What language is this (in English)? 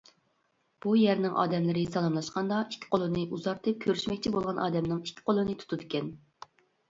Uyghur